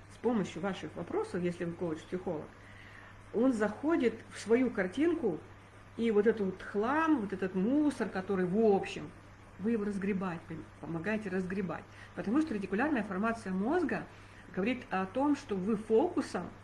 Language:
Russian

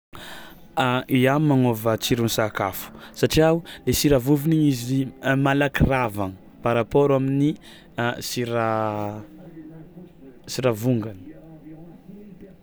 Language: Tsimihety Malagasy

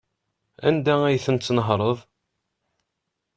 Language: Kabyle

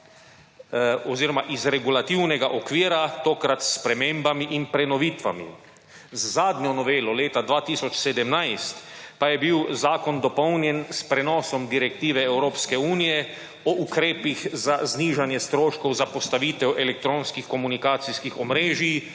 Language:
Slovenian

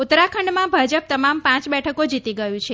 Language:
Gujarati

